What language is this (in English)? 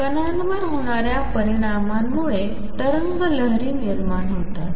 Marathi